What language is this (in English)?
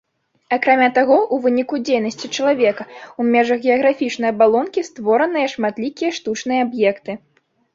Belarusian